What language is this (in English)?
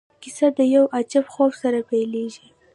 Pashto